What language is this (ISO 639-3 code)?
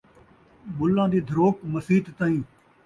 skr